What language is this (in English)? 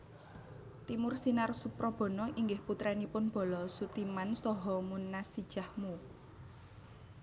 Javanese